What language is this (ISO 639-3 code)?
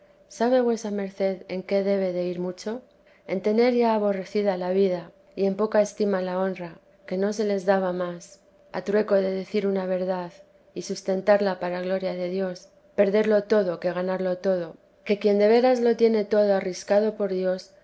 spa